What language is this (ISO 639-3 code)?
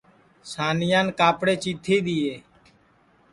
ssi